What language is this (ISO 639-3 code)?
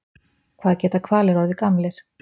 isl